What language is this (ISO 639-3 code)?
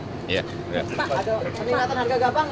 ind